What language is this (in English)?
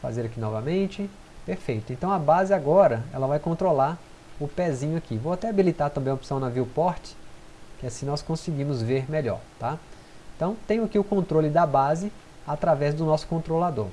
Portuguese